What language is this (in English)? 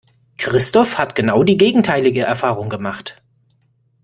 German